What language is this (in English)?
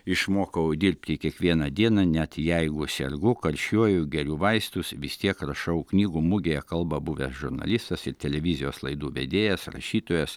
Lithuanian